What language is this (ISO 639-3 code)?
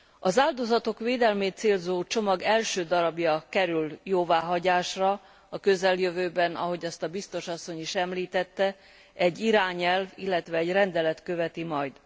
hun